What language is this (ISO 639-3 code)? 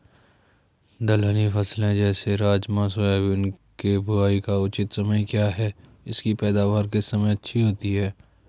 hin